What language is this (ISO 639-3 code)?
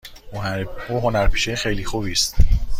fas